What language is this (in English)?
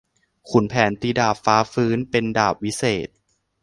Thai